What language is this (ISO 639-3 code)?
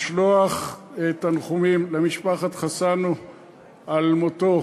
heb